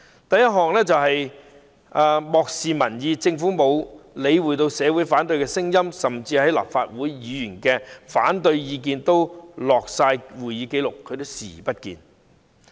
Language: Cantonese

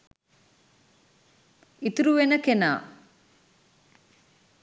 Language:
Sinhala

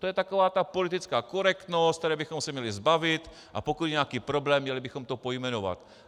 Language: Czech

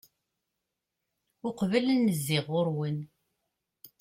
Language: Kabyle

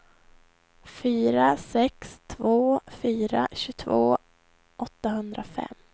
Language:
Swedish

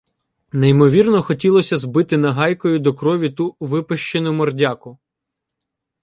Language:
Ukrainian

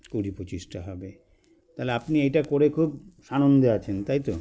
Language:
Bangla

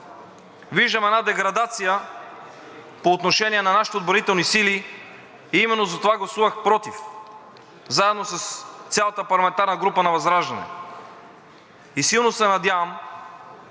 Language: Bulgarian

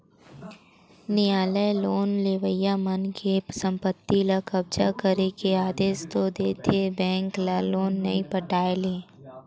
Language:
Chhattisgarhi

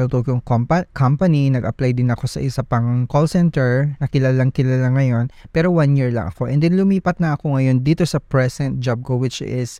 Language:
Filipino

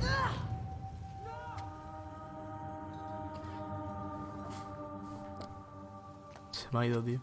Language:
Spanish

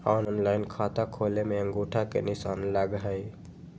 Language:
Magahi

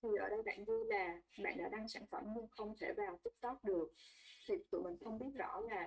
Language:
Vietnamese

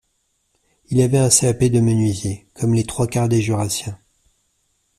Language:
French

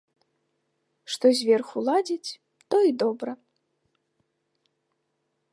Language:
Belarusian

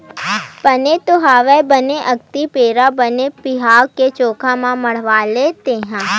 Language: Chhattisgarhi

